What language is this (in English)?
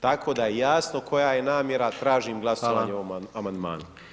Croatian